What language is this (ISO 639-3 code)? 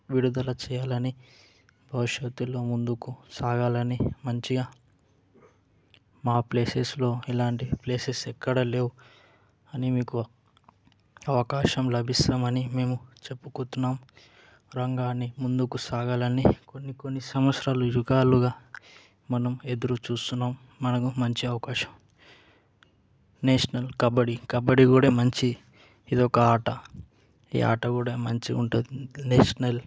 tel